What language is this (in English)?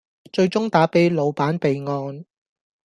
Cantonese